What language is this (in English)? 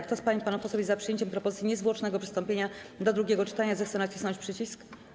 Polish